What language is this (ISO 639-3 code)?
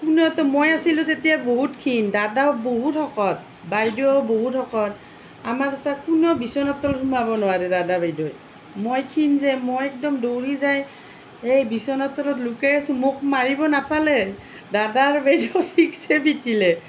asm